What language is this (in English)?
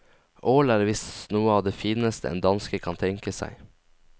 Norwegian